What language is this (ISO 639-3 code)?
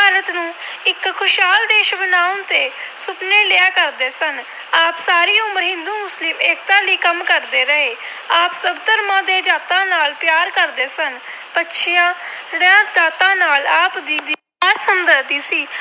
pan